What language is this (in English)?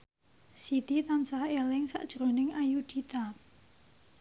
Javanese